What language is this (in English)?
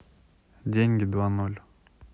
Russian